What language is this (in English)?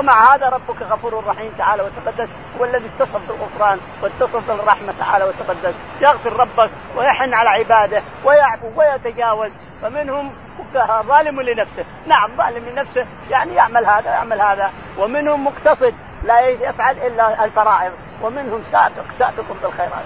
Arabic